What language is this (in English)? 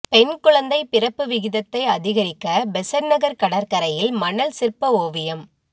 Tamil